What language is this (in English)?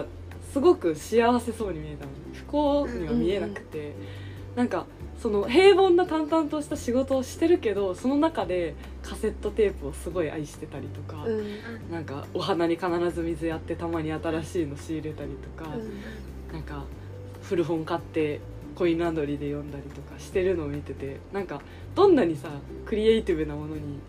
Japanese